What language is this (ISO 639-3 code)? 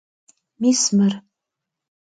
kbd